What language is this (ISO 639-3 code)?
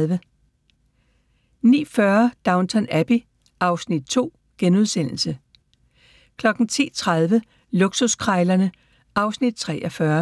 dan